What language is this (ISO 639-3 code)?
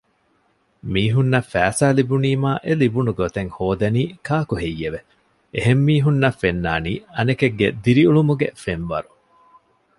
div